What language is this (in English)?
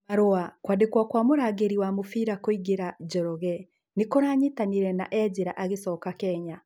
Kikuyu